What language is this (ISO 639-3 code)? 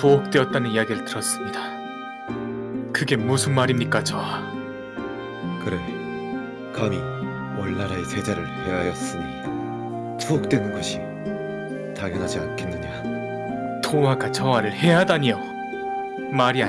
kor